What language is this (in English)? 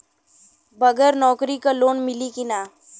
Bhojpuri